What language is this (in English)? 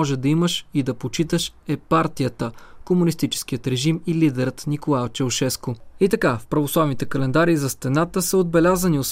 Bulgarian